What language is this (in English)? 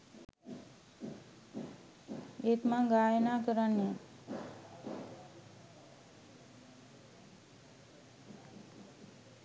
Sinhala